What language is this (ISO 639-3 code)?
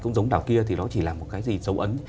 vie